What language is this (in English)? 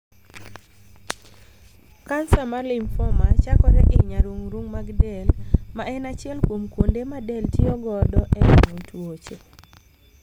Luo (Kenya and Tanzania)